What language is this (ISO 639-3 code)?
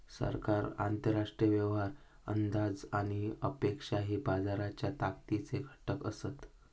mar